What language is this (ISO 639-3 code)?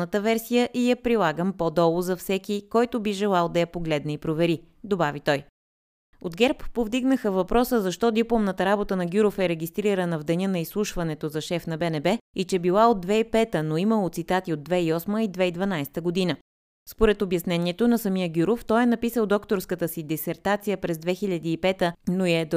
bul